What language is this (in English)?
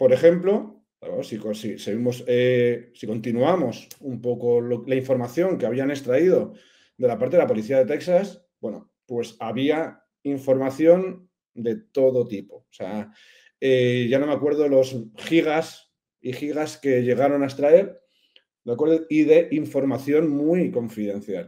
Spanish